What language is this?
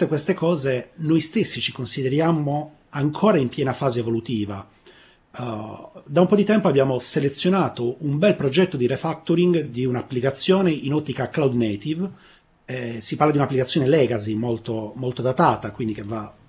Italian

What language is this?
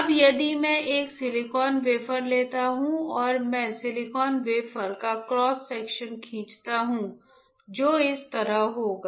Hindi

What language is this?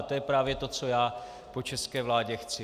Czech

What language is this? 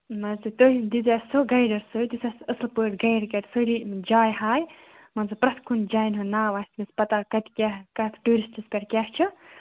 Kashmiri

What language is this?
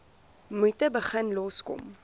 Afrikaans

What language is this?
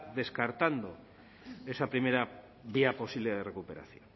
Spanish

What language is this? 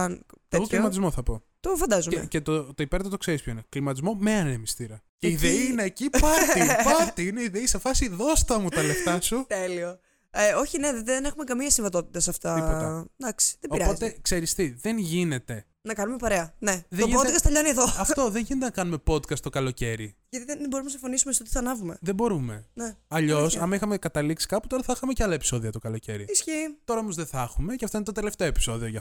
Greek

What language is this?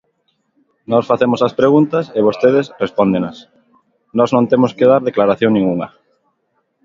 Galician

